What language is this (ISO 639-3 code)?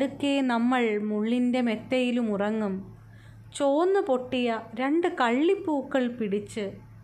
mal